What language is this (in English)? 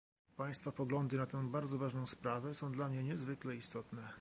Polish